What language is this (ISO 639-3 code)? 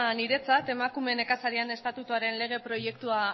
eus